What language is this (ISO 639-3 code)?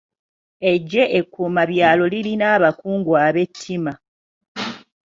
lug